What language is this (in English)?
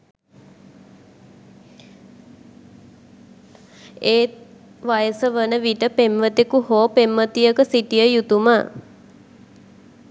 Sinhala